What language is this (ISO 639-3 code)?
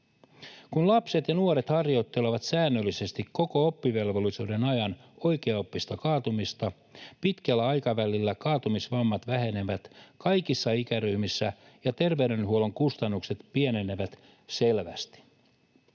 fin